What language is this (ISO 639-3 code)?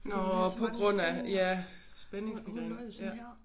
dan